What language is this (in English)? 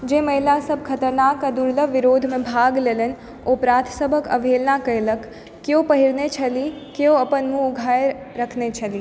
Maithili